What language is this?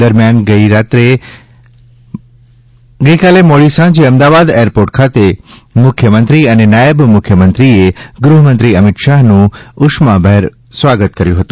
Gujarati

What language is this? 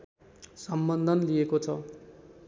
Nepali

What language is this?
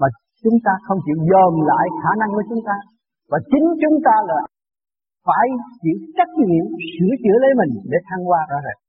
Vietnamese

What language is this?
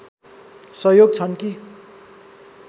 Nepali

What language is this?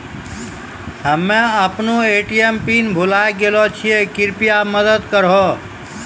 Maithili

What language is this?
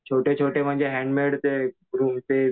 Marathi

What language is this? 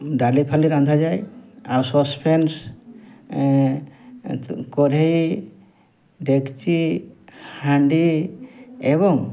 Odia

